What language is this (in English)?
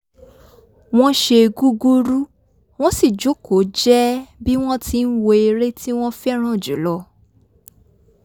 Yoruba